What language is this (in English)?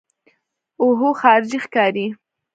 Pashto